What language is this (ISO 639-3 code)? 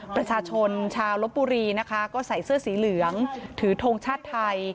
tha